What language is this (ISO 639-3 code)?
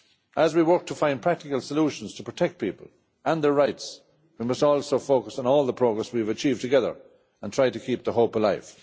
eng